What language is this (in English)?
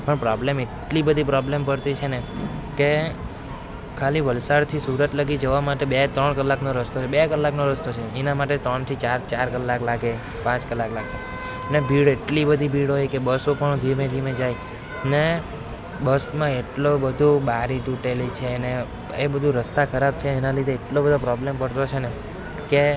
Gujarati